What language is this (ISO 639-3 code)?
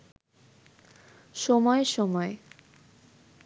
ben